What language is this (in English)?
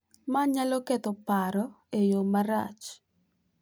Luo (Kenya and Tanzania)